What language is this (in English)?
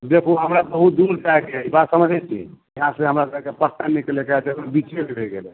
Maithili